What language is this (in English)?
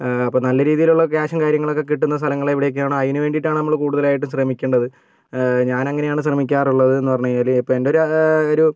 Malayalam